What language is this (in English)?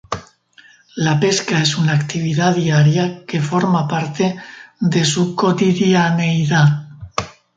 Spanish